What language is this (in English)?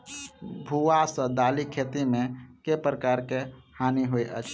Maithili